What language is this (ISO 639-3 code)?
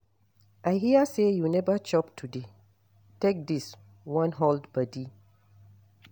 pcm